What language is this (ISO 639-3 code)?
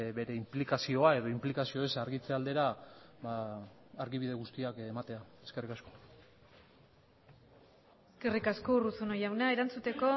eus